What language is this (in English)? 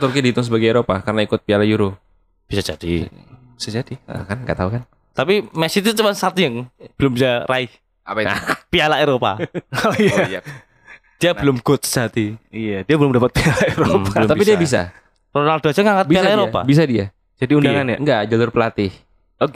Indonesian